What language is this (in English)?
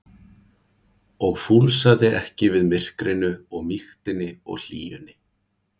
Icelandic